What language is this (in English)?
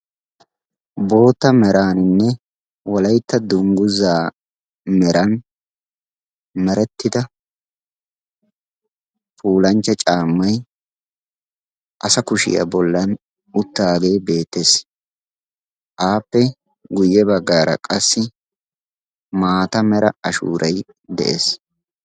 Wolaytta